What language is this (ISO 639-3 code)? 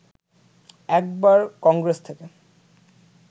ben